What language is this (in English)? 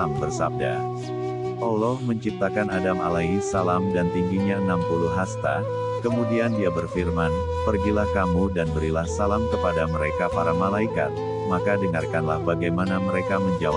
Indonesian